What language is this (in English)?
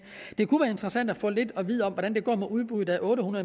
Danish